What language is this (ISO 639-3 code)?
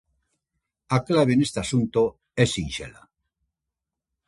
glg